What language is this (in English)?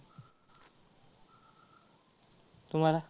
Marathi